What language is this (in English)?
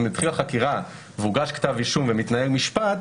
Hebrew